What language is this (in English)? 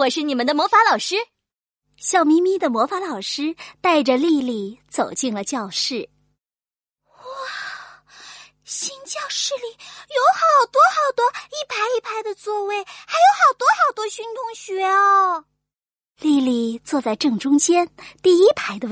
Chinese